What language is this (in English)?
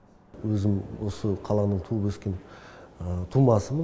Kazakh